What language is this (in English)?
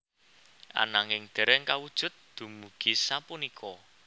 Javanese